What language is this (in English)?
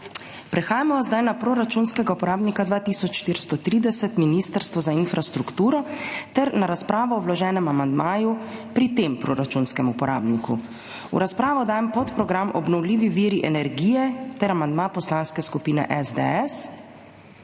Slovenian